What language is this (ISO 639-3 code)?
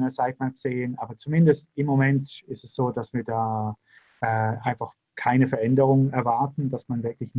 deu